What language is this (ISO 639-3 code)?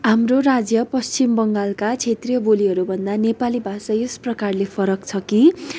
nep